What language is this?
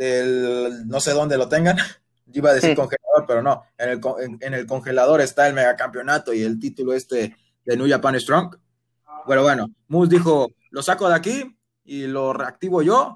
Spanish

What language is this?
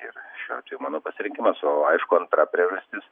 Lithuanian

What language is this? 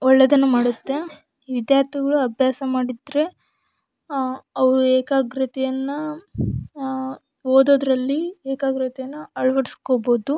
Kannada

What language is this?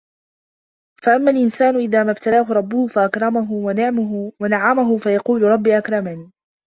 Arabic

